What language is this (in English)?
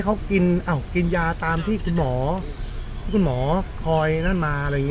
Thai